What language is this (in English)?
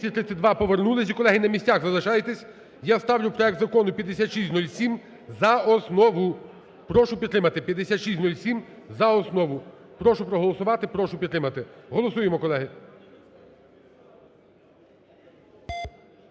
Ukrainian